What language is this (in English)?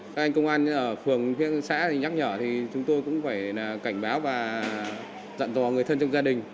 Vietnamese